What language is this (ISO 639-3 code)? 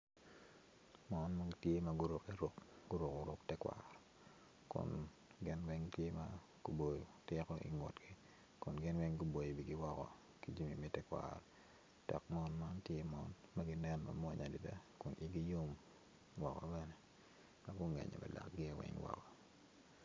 ach